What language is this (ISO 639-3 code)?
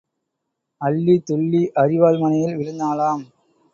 tam